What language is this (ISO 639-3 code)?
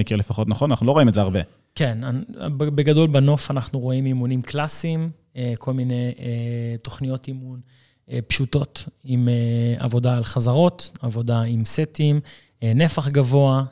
heb